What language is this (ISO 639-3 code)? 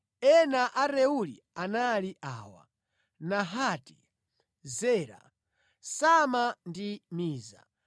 nya